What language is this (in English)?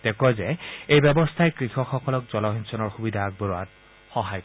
Assamese